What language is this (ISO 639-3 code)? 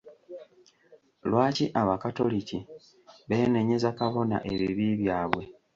lug